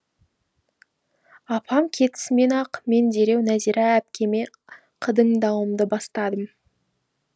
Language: Kazakh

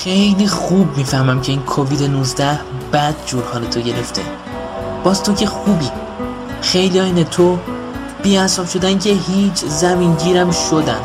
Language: Persian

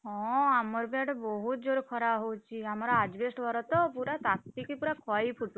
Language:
Odia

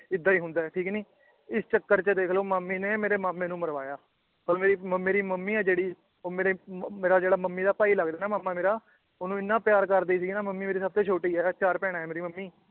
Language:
Punjabi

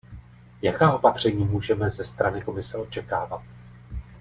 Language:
Czech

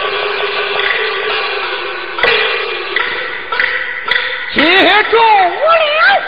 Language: Chinese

